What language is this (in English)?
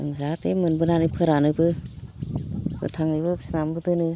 Bodo